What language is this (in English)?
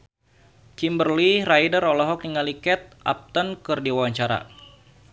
Sundanese